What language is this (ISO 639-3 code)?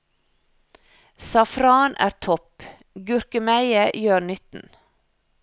nor